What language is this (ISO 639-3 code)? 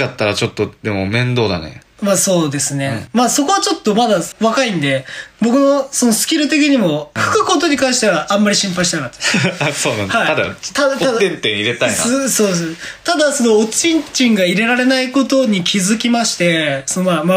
jpn